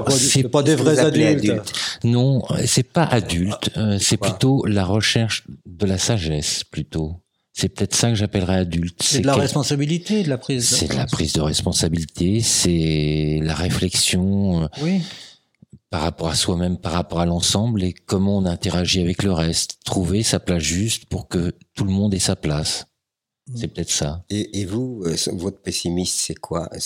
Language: French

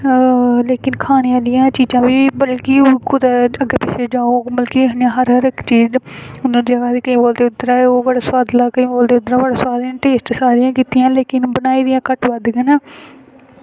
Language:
Dogri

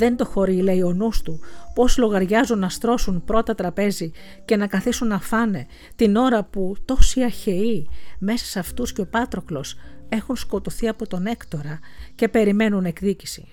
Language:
Greek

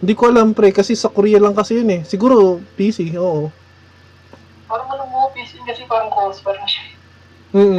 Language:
Filipino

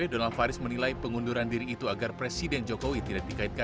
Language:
Indonesian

